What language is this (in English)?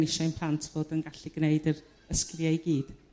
Welsh